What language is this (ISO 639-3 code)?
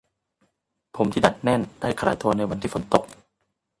tha